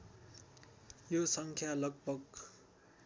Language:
Nepali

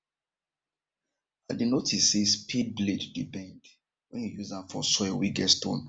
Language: Nigerian Pidgin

